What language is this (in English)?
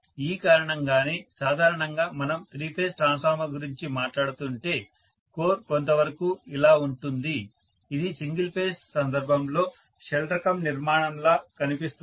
Telugu